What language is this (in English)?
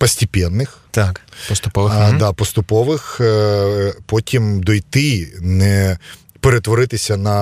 Ukrainian